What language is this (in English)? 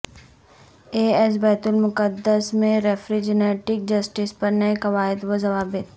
Urdu